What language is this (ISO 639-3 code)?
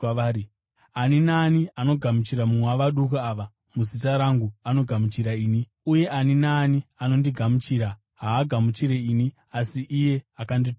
sna